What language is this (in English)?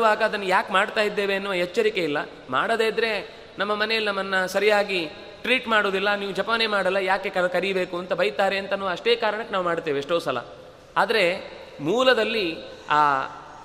Kannada